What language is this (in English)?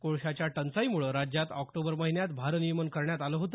Marathi